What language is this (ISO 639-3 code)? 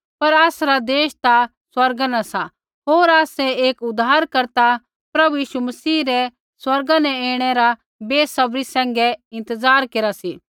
kfx